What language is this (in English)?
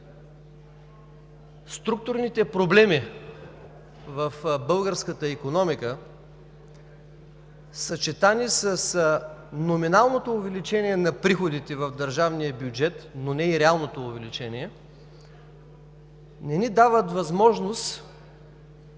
Bulgarian